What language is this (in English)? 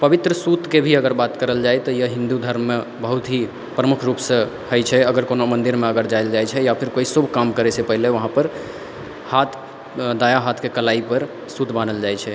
Maithili